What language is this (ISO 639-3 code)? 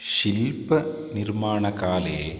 san